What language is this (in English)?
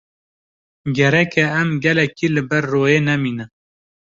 Kurdish